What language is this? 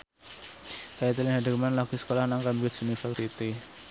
Javanese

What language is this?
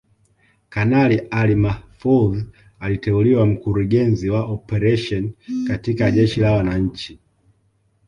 Swahili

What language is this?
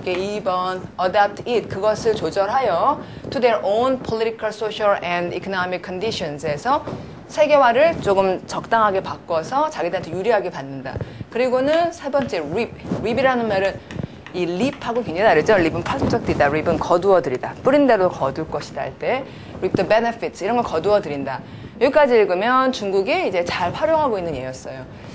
Korean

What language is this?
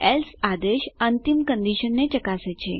Gujarati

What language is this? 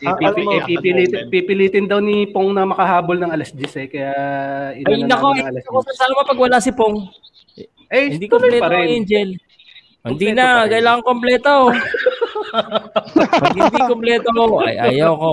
Filipino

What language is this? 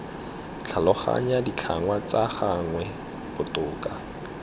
Tswana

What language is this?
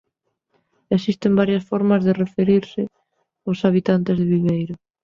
Galician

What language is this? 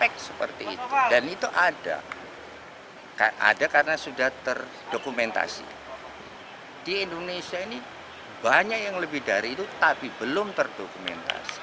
Indonesian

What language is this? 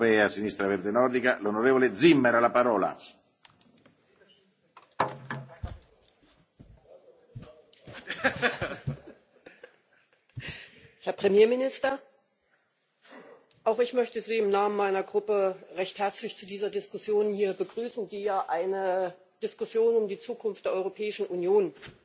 German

